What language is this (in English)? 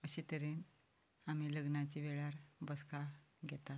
Konkani